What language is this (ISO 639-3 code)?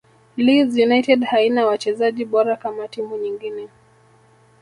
swa